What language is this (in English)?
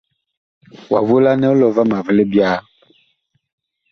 Bakoko